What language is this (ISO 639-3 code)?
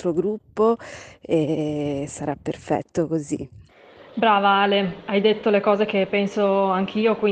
ita